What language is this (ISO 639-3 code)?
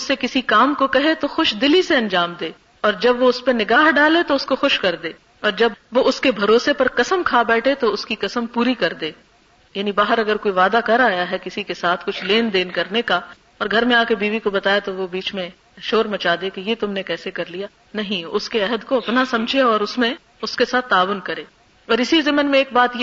urd